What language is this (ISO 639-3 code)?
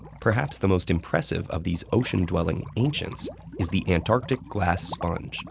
eng